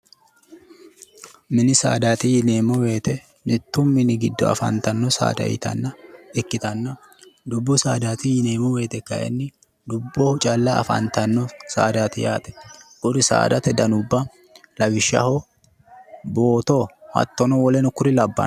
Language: Sidamo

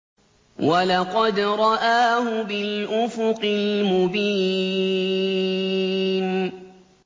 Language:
Arabic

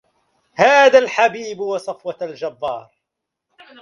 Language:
Arabic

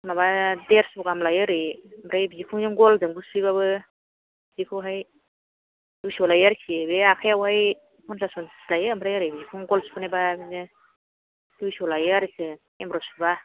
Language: Bodo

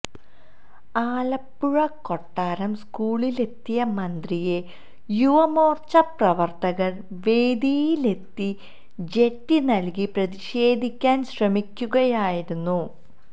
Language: Malayalam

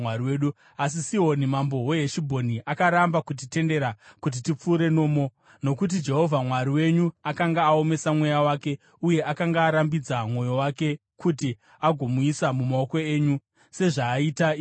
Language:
Shona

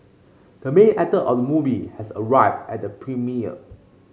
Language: English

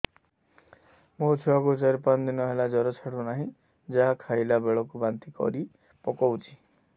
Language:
Odia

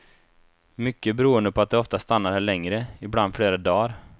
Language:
Swedish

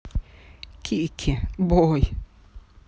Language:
Russian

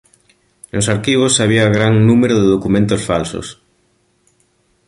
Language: Galician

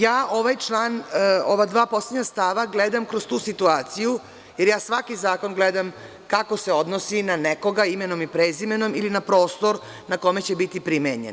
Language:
Serbian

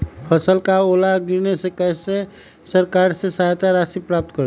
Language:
Magahi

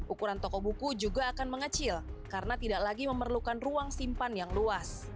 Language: Indonesian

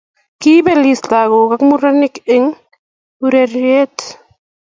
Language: Kalenjin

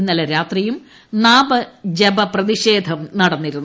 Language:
Malayalam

